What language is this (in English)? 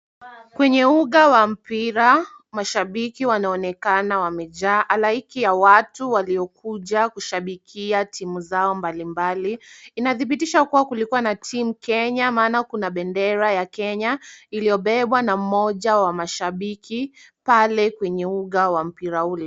Swahili